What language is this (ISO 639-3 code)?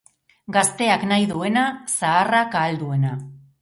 eus